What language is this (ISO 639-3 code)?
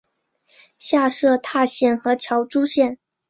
zho